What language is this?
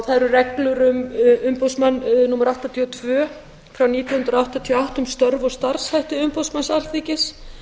Icelandic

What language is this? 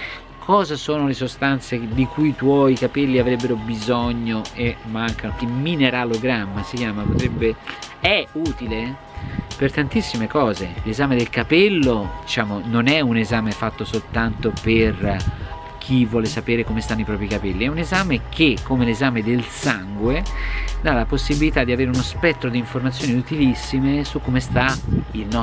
Italian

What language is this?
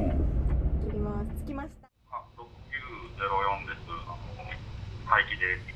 Japanese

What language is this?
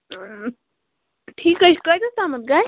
Kashmiri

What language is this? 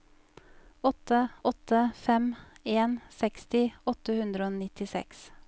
Norwegian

